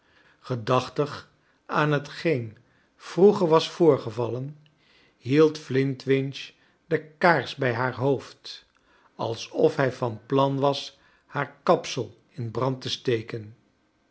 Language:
Dutch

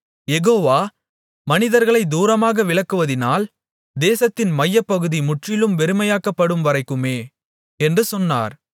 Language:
Tamil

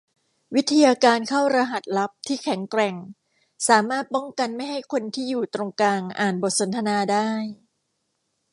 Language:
Thai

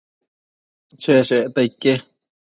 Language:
Matsés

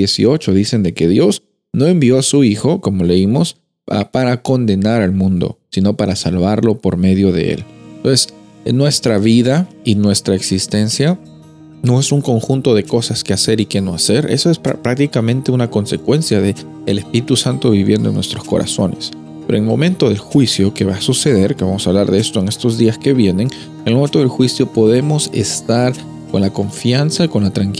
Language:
Spanish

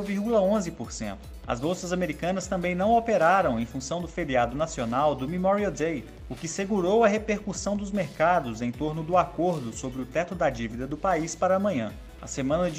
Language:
Portuguese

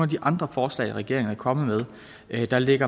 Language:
Danish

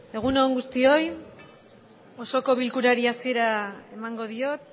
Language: Basque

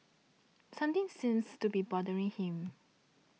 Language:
English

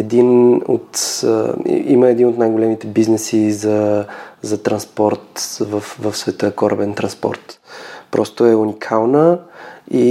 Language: Bulgarian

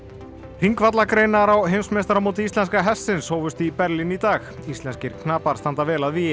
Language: Icelandic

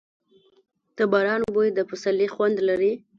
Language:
Pashto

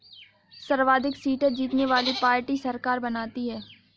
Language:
Hindi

